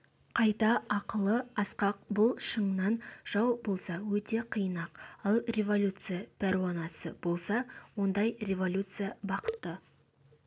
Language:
Kazakh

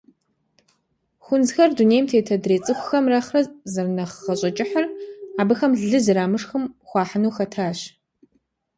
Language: Kabardian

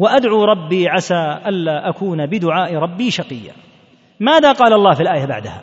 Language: Arabic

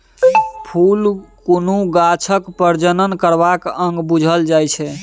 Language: Maithili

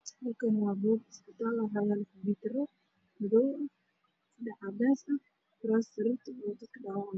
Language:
Somali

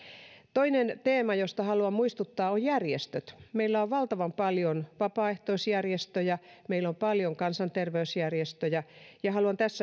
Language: Finnish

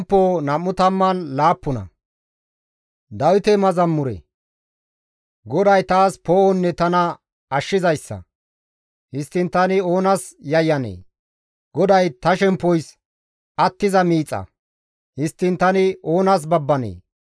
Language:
Gamo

